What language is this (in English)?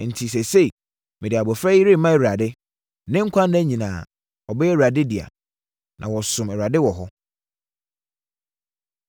Akan